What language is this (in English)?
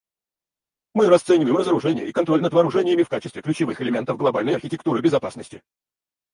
Russian